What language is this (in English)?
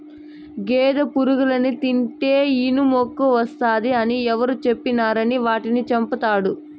Telugu